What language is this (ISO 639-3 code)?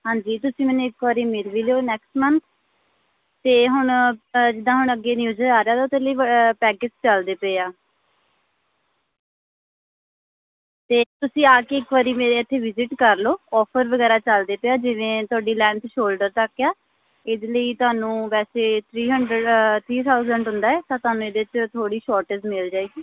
pan